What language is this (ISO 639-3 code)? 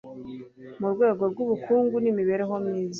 kin